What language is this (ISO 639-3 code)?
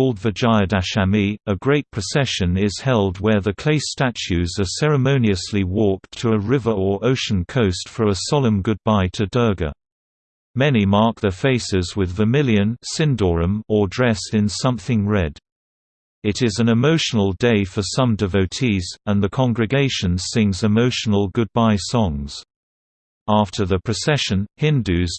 eng